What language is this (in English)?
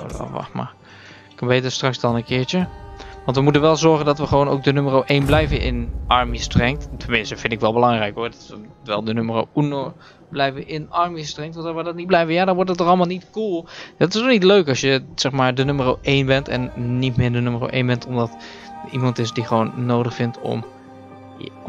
Dutch